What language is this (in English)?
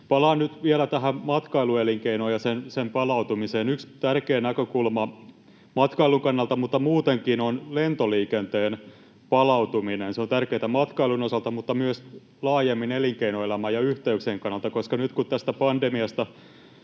Finnish